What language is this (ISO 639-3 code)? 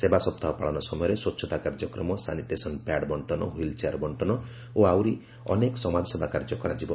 ori